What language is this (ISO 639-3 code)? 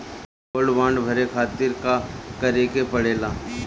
bho